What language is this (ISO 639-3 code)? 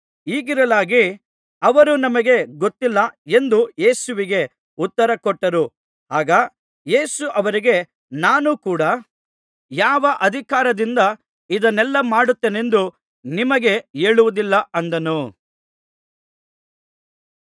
kan